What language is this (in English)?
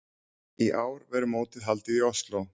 Icelandic